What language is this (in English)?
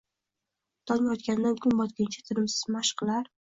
Uzbek